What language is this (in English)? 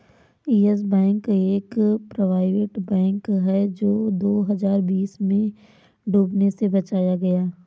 Hindi